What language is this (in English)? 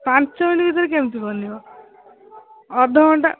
Odia